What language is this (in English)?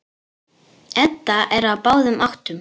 Icelandic